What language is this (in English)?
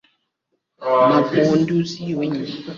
Swahili